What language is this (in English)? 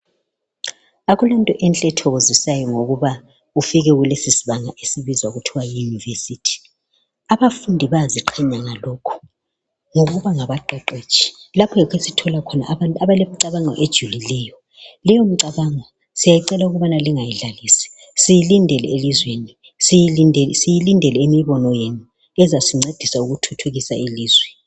North Ndebele